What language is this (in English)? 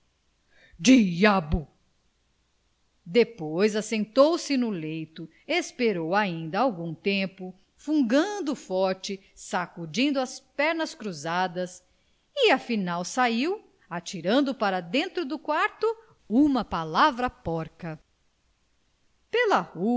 Portuguese